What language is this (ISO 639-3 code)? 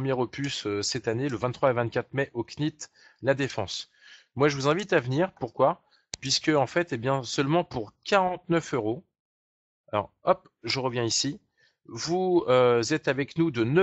fra